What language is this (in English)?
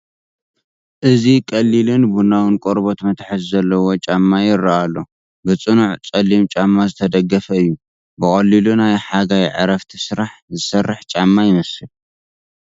Tigrinya